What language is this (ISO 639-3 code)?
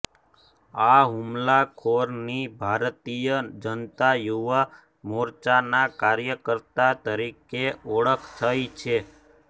guj